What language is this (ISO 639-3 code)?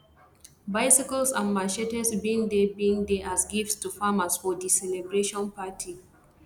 pcm